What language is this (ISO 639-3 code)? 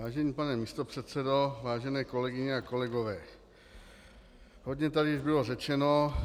ces